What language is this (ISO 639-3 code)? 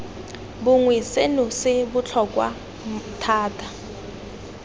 tsn